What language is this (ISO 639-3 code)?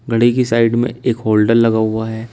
hin